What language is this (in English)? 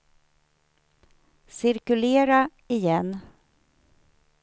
Swedish